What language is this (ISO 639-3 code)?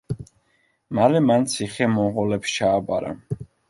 kat